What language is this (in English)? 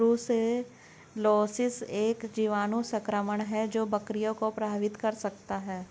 Hindi